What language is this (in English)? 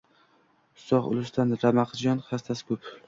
Uzbek